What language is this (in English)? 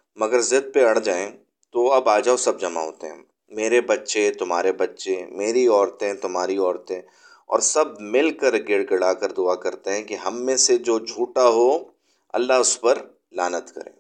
Urdu